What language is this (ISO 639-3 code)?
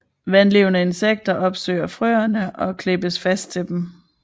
dan